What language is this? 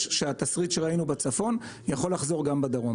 Hebrew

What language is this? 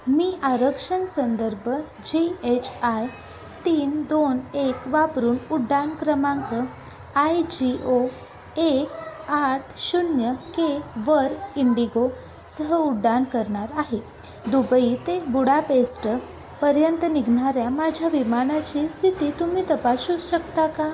Marathi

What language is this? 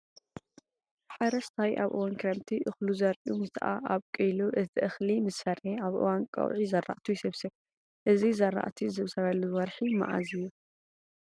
Tigrinya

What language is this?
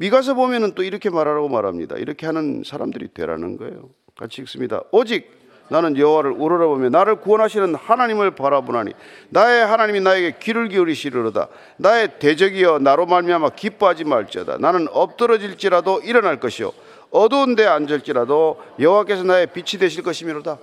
Korean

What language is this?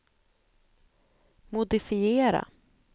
Swedish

